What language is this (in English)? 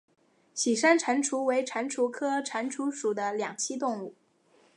Chinese